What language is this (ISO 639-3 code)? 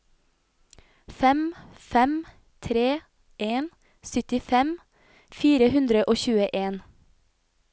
nor